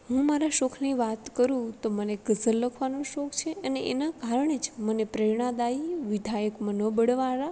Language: Gujarati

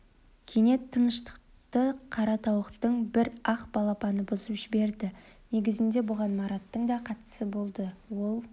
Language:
Kazakh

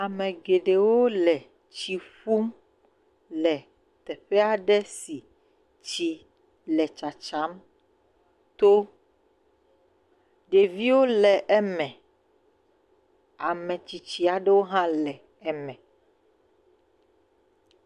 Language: Ewe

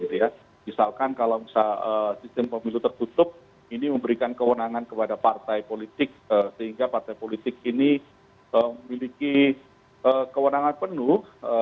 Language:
Indonesian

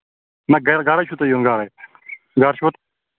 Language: Kashmiri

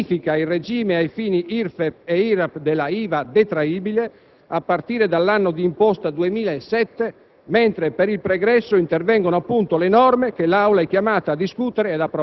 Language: Italian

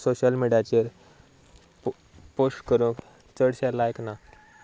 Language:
Konkani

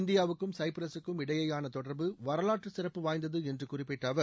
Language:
Tamil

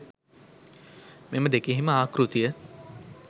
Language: Sinhala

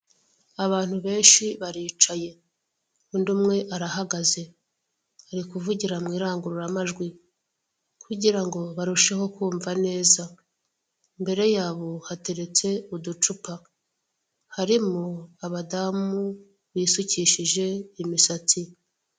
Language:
Kinyarwanda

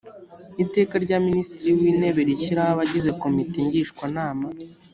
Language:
Kinyarwanda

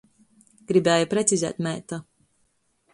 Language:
Latgalian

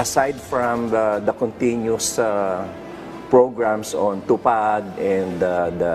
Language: Filipino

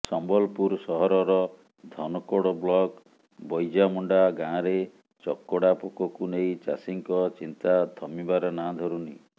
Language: Odia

